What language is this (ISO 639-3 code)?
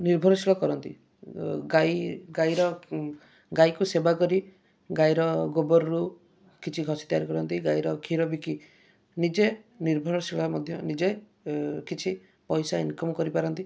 ori